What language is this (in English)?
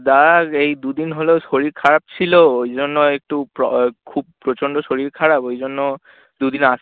Bangla